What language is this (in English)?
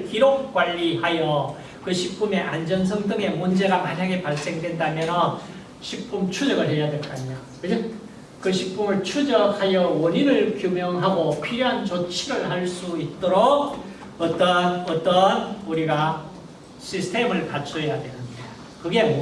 Korean